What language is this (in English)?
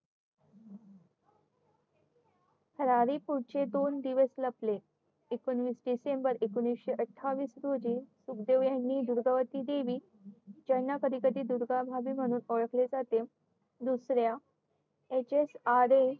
Marathi